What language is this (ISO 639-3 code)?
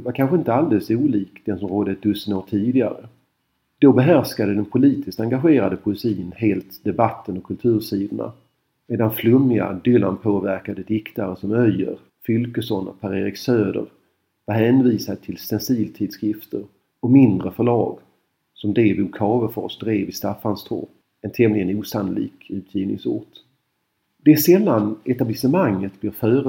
swe